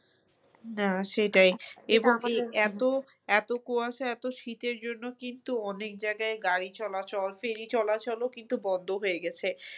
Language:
Bangla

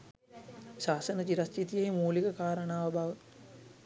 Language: Sinhala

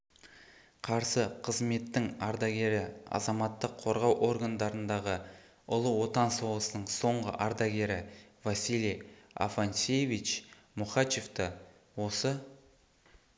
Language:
Kazakh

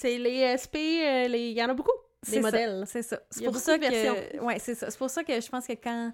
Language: French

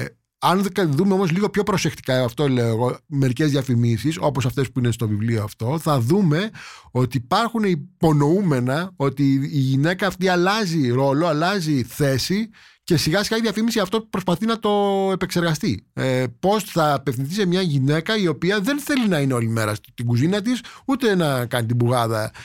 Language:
Greek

